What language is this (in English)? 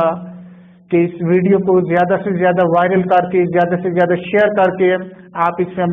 Hindi